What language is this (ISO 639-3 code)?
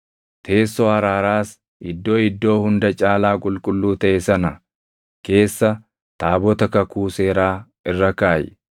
orm